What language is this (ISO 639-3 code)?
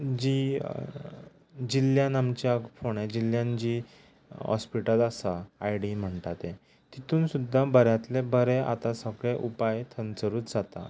kok